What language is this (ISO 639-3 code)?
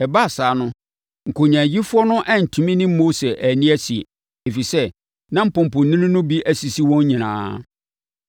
aka